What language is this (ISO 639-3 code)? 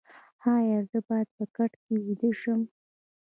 pus